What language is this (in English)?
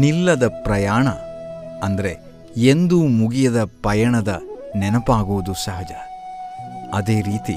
Kannada